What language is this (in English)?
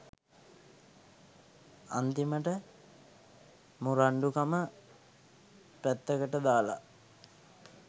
Sinhala